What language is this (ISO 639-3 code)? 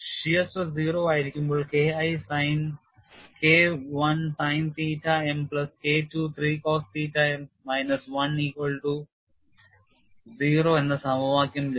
mal